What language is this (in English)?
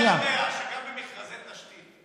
Hebrew